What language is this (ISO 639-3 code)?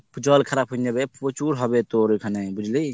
ben